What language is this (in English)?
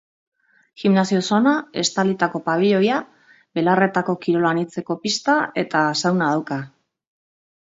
Basque